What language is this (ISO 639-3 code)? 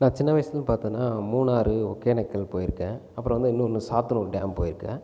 tam